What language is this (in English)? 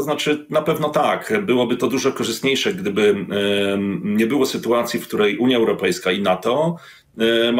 Polish